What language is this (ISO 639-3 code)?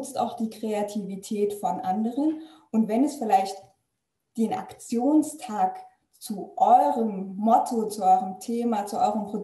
deu